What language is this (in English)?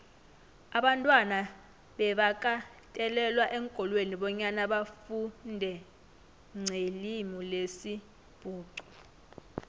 South Ndebele